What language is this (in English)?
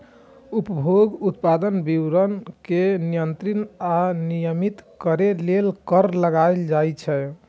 Maithili